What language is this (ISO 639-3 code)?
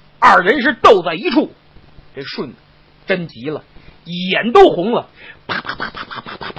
zho